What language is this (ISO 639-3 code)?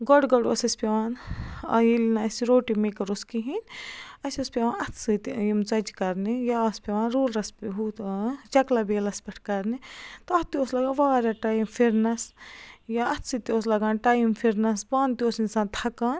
kas